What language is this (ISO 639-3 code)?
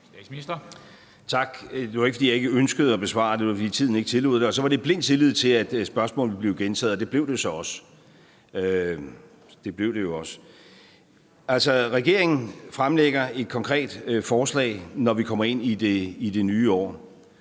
dan